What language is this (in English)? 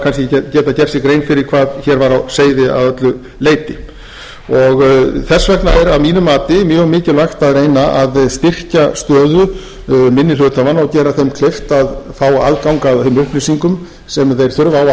Icelandic